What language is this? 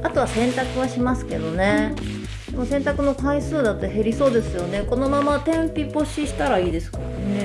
Japanese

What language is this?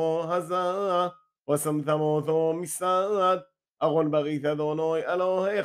Hebrew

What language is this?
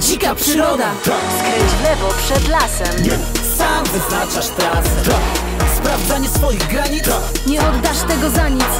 Polish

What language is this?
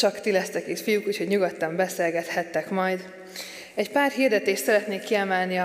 Hungarian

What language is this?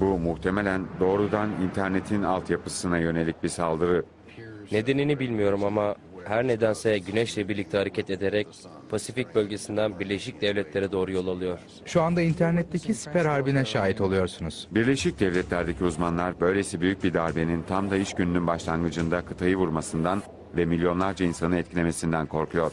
Turkish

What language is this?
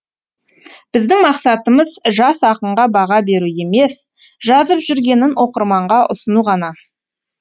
Kazakh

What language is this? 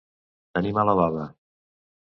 Catalan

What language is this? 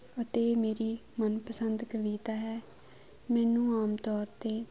Punjabi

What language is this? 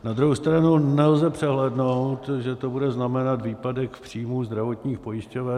Czech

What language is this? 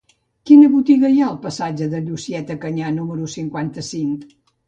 Catalan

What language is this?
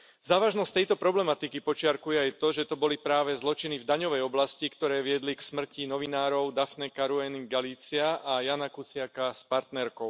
Slovak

